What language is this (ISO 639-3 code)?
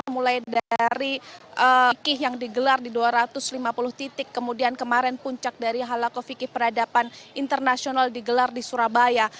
ind